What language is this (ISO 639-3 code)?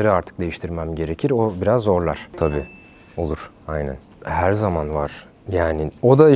tur